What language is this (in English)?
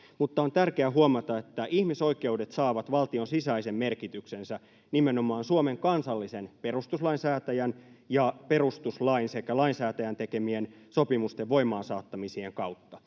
Finnish